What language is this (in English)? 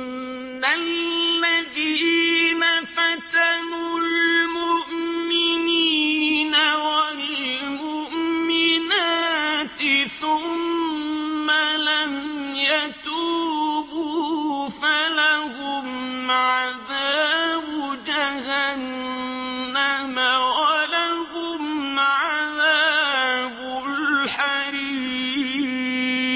Arabic